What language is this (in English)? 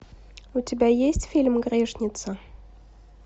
Russian